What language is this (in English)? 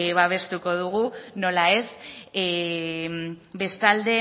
Basque